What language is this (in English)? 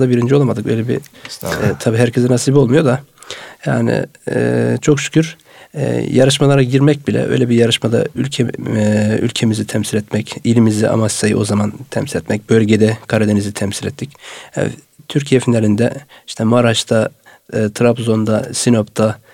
Turkish